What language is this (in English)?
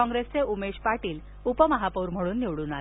Marathi